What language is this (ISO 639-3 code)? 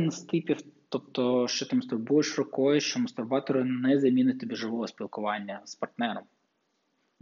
ukr